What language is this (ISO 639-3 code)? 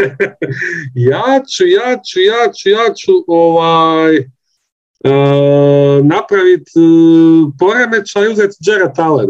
hrv